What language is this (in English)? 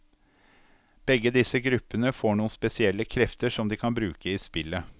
Norwegian